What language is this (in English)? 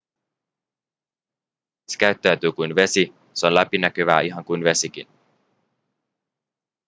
Finnish